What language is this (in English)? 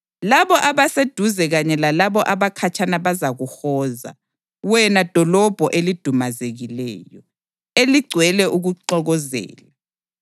North Ndebele